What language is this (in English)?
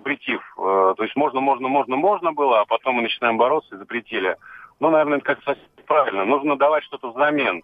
Russian